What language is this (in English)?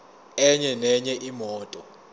Zulu